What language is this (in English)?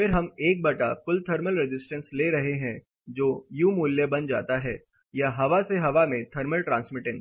Hindi